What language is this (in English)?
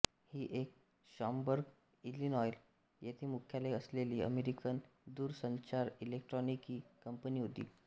Marathi